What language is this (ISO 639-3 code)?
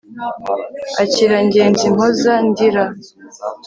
kin